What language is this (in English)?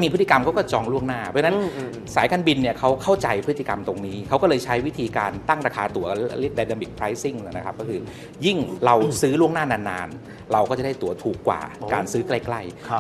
Thai